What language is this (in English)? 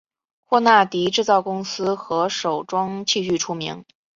Chinese